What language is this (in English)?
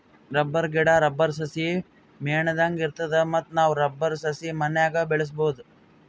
Kannada